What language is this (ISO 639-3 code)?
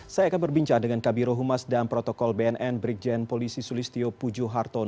ind